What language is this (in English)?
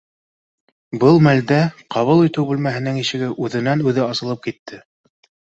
Bashkir